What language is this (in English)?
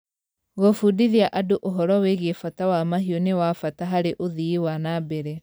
Kikuyu